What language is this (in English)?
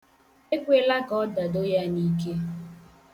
Igbo